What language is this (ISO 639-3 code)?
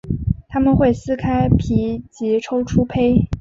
zho